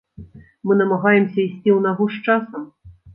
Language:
Belarusian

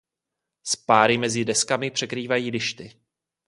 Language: Czech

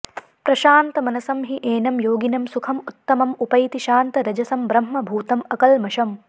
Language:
Sanskrit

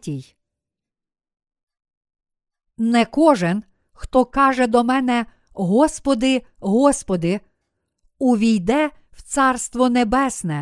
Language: Ukrainian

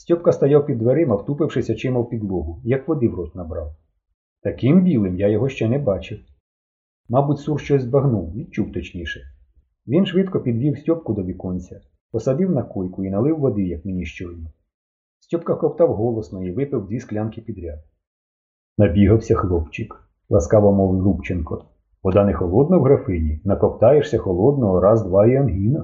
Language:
Ukrainian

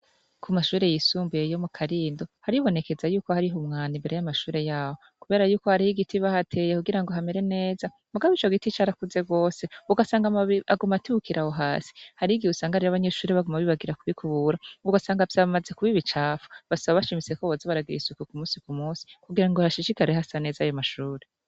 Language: Rundi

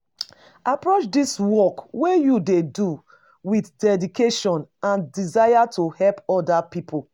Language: Nigerian Pidgin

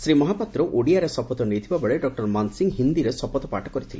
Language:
Odia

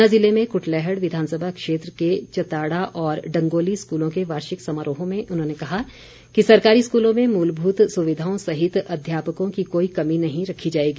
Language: Hindi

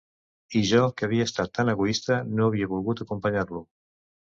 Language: Catalan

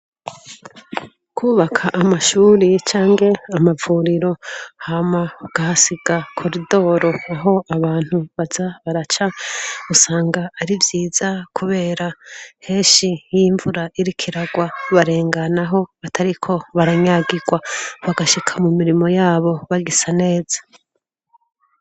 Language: Rundi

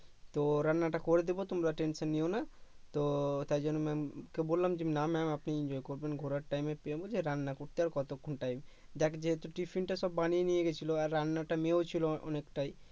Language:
Bangla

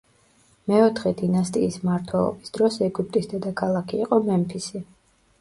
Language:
Georgian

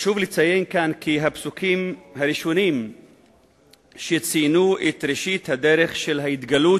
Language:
Hebrew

